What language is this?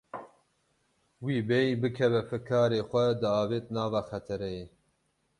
Kurdish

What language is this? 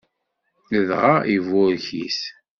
Kabyle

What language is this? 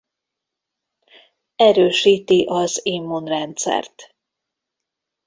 Hungarian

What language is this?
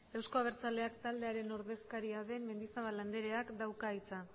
Basque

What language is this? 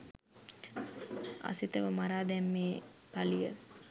Sinhala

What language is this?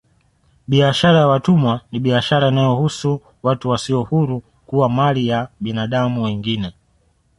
Swahili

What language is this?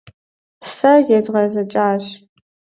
Kabardian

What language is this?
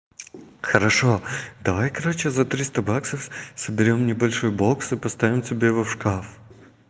Russian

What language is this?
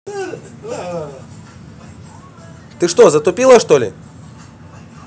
Russian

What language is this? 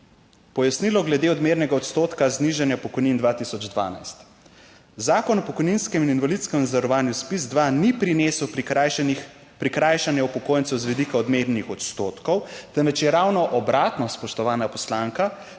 Slovenian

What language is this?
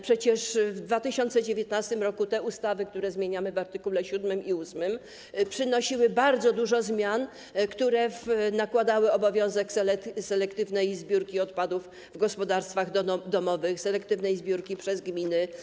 Polish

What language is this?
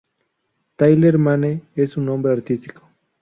Spanish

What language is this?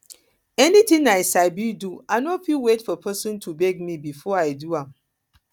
Nigerian Pidgin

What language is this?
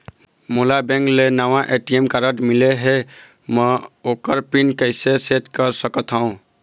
Chhattisgarhi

